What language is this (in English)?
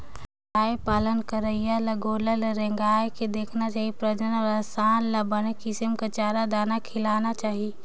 Chhattisgarhi